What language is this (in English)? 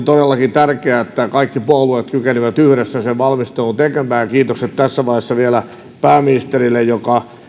Finnish